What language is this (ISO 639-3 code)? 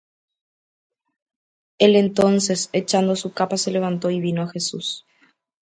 spa